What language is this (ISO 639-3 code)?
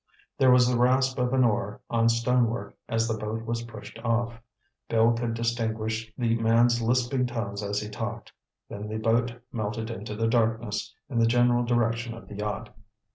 eng